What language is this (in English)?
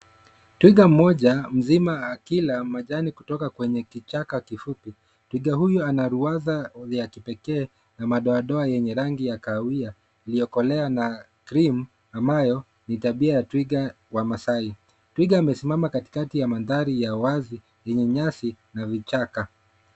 Swahili